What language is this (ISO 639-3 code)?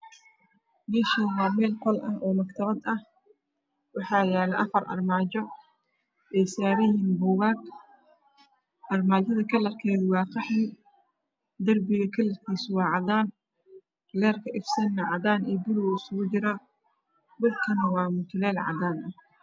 som